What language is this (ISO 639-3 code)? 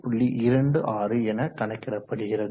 tam